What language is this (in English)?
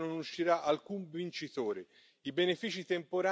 Italian